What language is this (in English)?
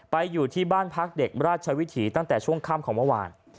Thai